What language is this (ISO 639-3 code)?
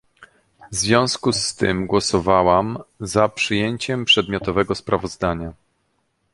pol